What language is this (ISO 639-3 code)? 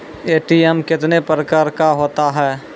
mai